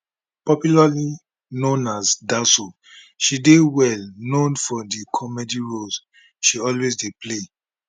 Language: Nigerian Pidgin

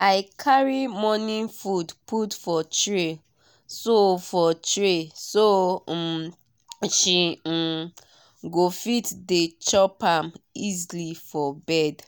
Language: Nigerian Pidgin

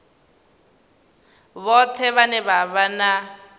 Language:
Venda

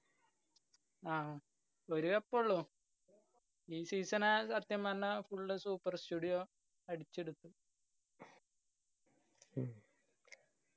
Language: Malayalam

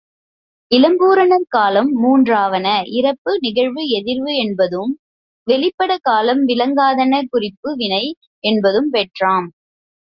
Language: Tamil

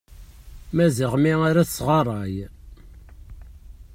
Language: Kabyle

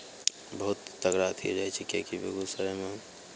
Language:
Maithili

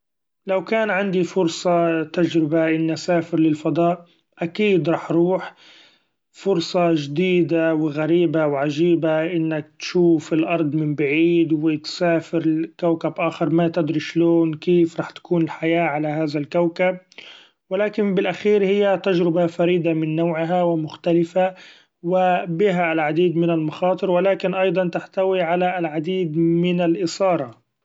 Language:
Gulf Arabic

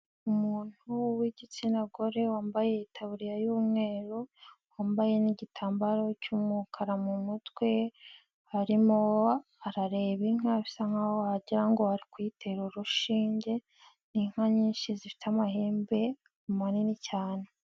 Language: Kinyarwanda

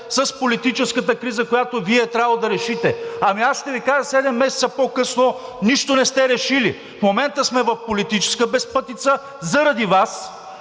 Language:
Bulgarian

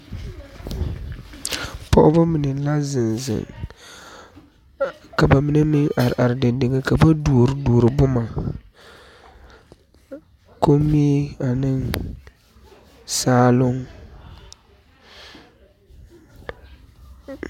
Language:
Southern Dagaare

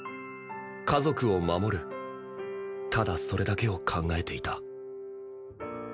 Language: Japanese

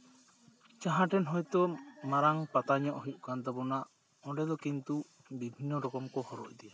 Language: Santali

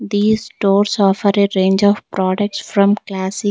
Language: English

